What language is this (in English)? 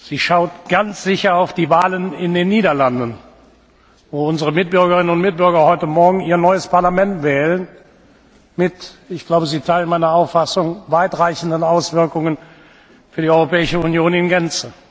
German